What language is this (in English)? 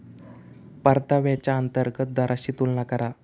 Marathi